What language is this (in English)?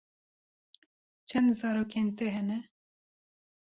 Kurdish